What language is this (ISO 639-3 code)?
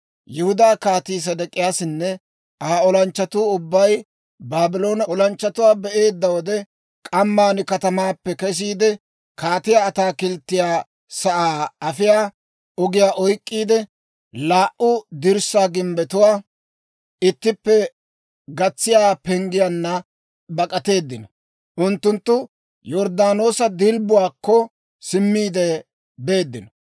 dwr